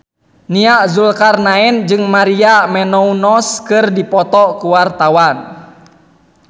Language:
Sundanese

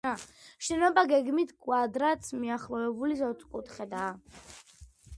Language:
Georgian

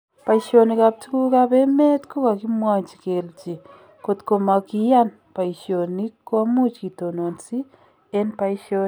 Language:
Kalenjin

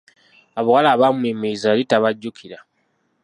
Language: Ganda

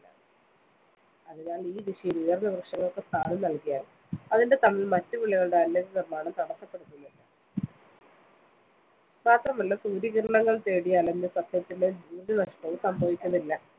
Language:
Malayalam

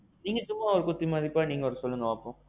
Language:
Tamil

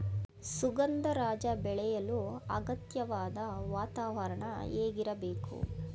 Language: Kannada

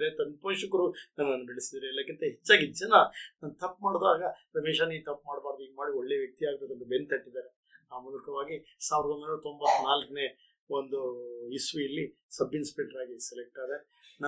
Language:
Kannada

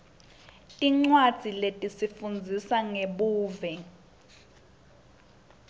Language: Swati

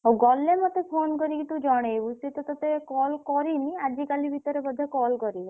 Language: Odia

